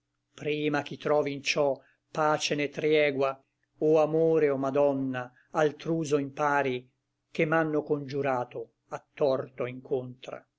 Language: Italian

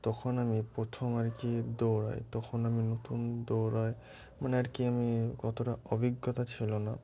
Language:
Bangla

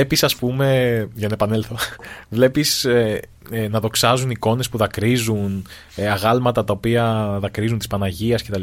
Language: Greek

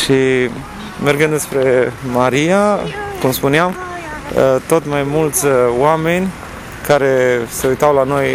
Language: Romanian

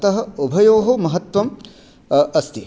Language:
Sanskrit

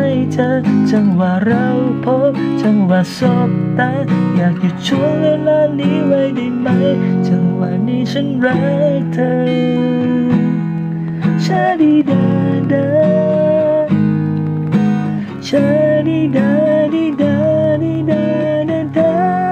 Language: Thai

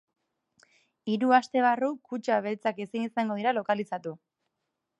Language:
Basque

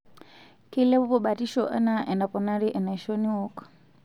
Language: Masai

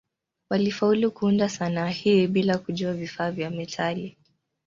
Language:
Swahili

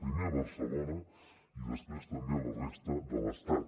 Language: Catalan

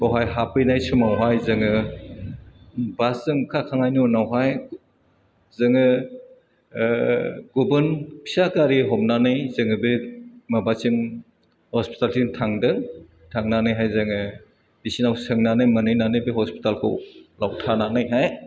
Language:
Bodo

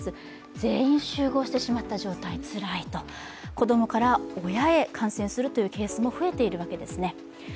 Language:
Japanese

